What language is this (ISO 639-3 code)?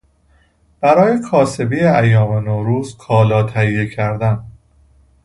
fas